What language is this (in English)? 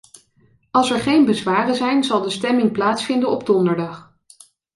Dutch